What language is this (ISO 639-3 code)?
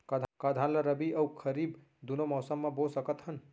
hne